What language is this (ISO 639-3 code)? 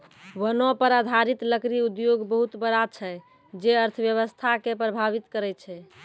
mai